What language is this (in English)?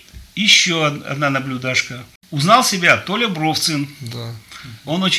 Russian